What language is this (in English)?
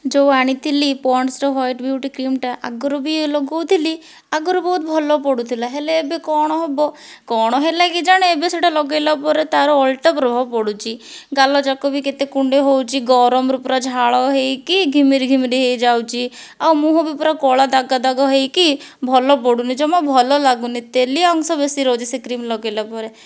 Odia